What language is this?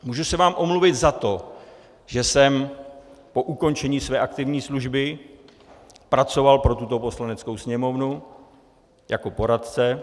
Czech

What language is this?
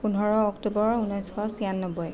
Assamese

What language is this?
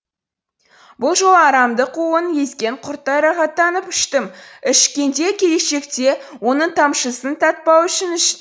Kazakh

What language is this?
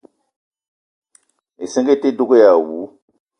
Eton (Cameroon)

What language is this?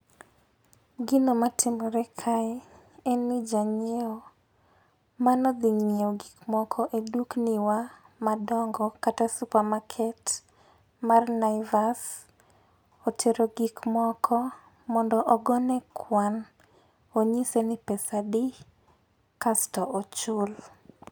Luo (Kenya and Tanzania)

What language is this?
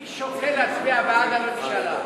Hebrew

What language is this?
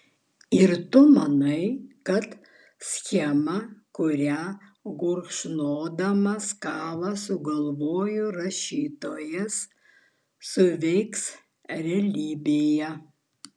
Lithuanian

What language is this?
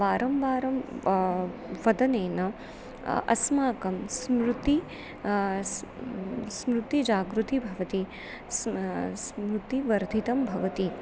Sanskrit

